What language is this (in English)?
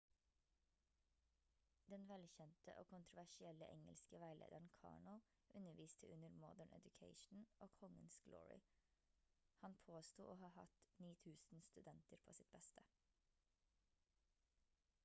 Norwegian Bokmål